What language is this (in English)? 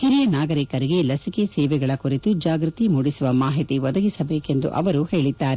Kannada